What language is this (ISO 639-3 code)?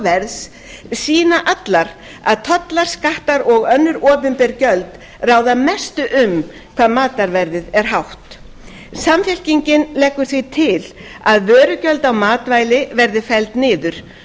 isl